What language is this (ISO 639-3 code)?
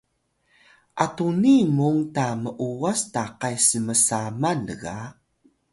tay